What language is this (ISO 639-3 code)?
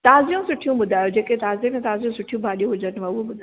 snd